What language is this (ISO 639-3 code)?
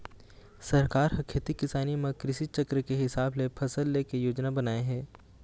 hne